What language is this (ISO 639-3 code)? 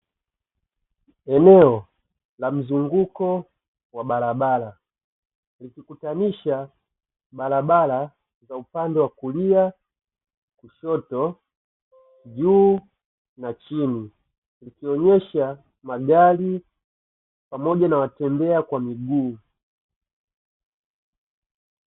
swa